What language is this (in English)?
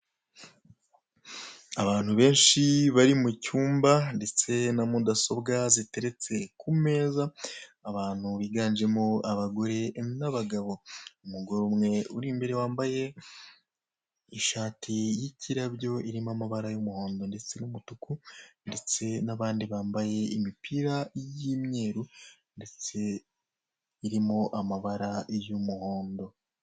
Kinyarwanda